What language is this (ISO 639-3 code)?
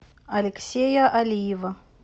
rus